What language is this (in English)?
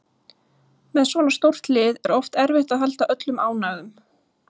Icelandic